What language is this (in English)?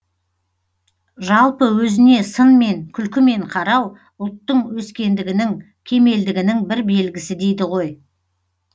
Kazakh